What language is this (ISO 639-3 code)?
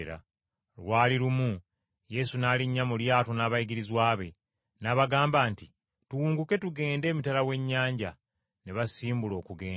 lug